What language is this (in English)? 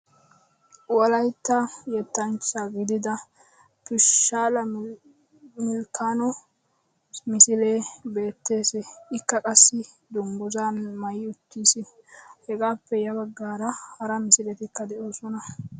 Wolaytta